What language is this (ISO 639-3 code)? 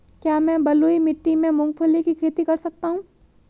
hin